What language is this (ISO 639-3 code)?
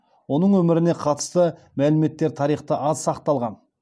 kaz